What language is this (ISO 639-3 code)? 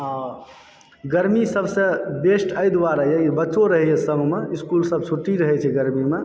mai